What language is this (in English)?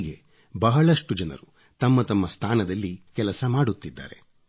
Kannada